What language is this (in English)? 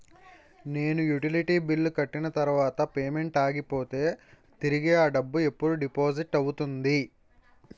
Telugu